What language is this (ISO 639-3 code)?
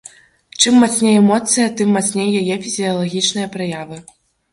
bel